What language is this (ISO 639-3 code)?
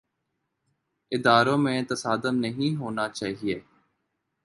urd